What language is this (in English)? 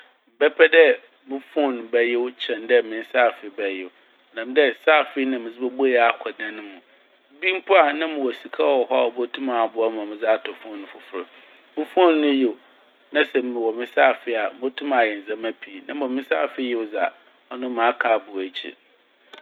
Akan